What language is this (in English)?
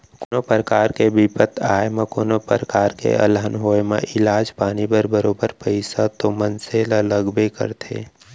Chhattisgarhi